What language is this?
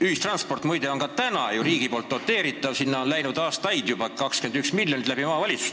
Estonian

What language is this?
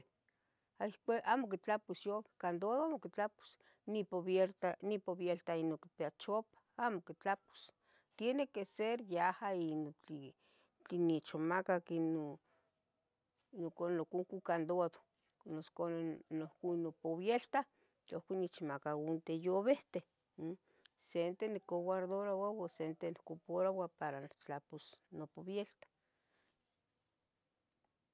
Tetelcingo Nahuatl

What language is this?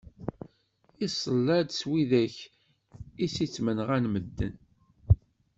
Kabyle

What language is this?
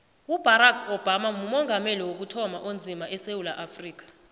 South Ndebele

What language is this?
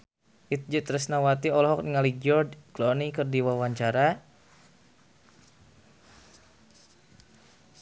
Sundanese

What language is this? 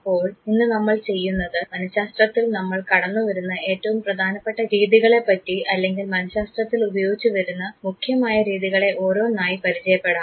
Malayalam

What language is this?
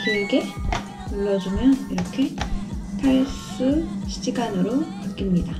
Korean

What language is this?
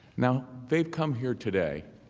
English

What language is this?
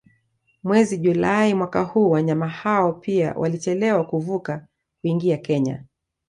Swahili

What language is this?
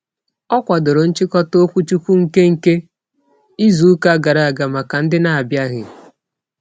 Igbo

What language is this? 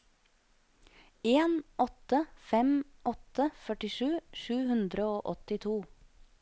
Norwegian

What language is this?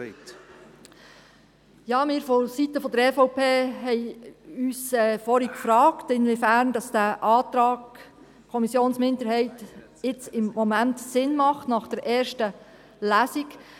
Swiss German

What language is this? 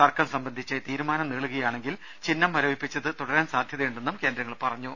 Malayalam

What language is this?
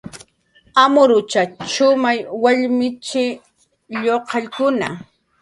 Jaqaru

